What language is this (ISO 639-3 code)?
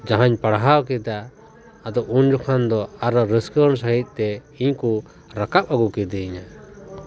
sat